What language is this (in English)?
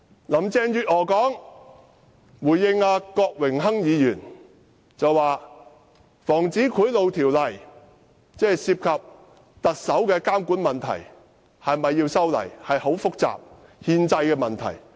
Cantonese